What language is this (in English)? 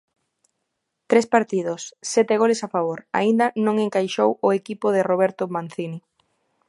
Galician